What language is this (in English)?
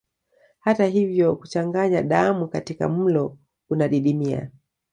Swahili